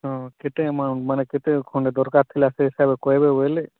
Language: Odia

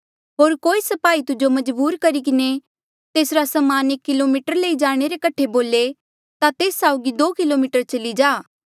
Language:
Mandeali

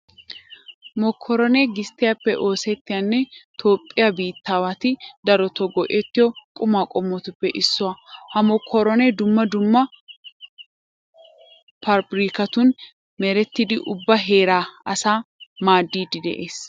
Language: Wolaytta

